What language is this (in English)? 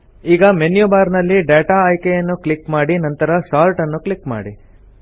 Kannada